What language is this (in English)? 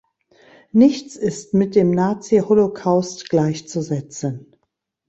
German